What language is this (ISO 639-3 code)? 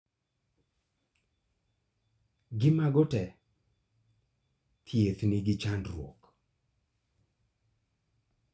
luo